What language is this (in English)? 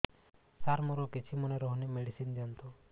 Odia